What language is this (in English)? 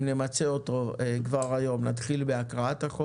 Hebrew